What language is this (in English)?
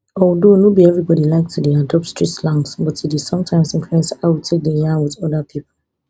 Nigerian Pidgin